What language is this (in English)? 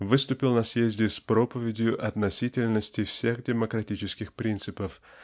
Russian